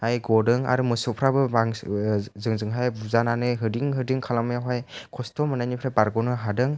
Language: Bodo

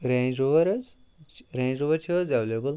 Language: Kashmiri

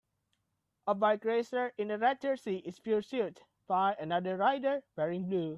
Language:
English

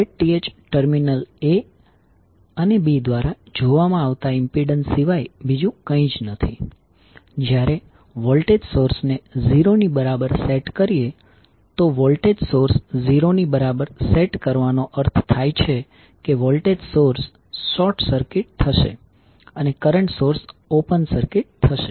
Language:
Gujarati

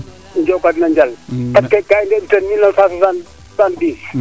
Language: Serer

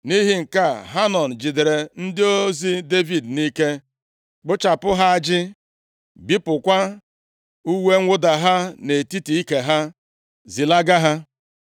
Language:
Igbo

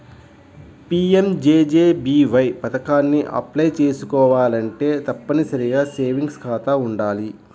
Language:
Telugu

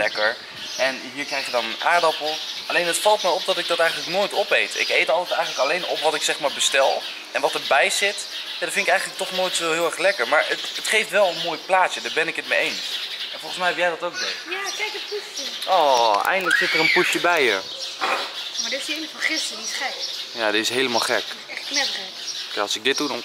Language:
Dutch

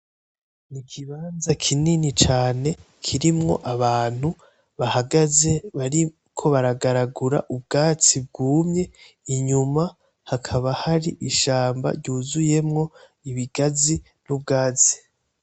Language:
Rundi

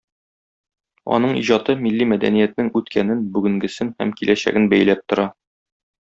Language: Tatar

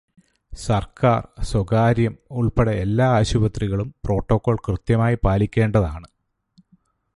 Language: Malayalam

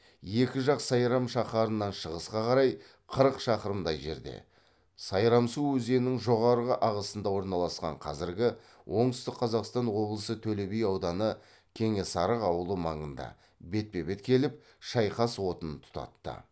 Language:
Kazakh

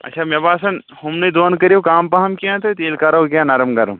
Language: Kashmiri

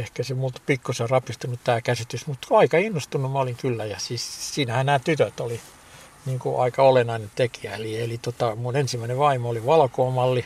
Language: Finnish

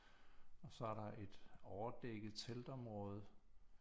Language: Danish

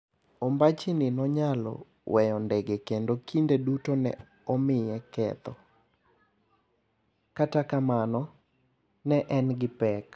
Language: Luo (Kenya and Tanzania)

